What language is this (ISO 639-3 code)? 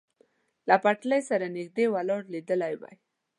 pus